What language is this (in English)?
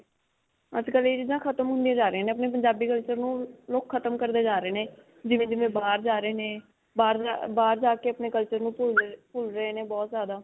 Punjabi